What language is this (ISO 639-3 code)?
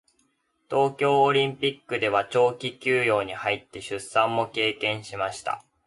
jpn